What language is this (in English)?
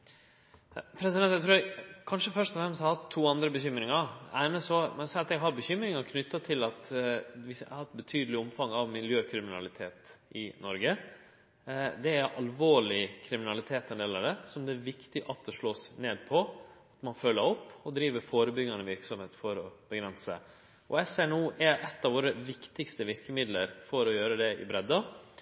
Norwegian Nynorsk